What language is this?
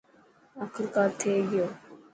Dhatki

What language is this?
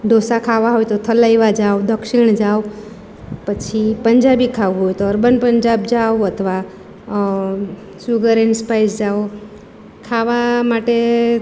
Gujarati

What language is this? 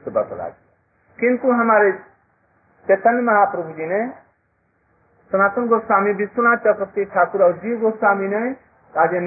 Hindi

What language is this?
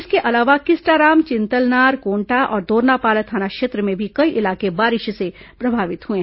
Hindi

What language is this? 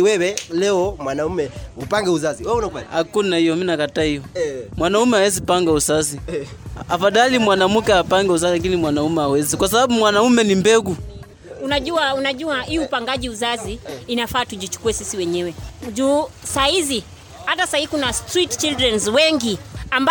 Swahili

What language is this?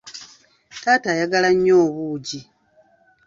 Ganda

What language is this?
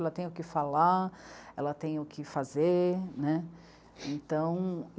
Portuguese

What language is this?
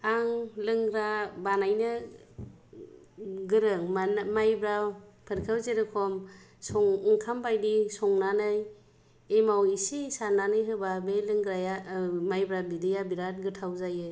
Bodo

